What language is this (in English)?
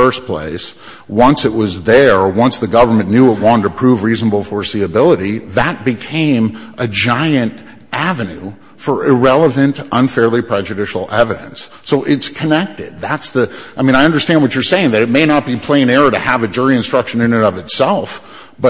English